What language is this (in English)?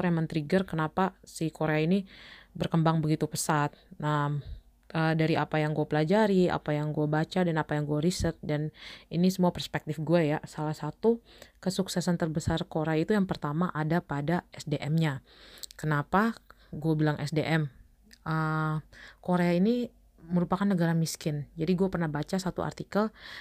Indonesian